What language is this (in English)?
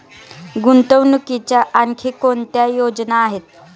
Marathi